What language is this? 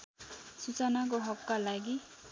Nepali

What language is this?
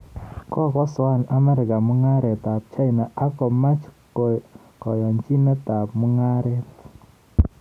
Kalenjin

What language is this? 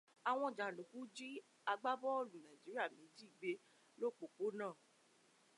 Yoruba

